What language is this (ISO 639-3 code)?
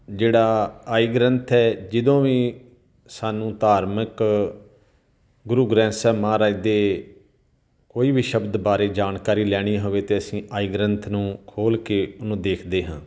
pan